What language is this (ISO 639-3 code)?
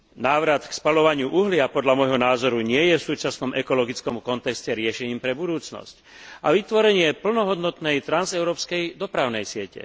slk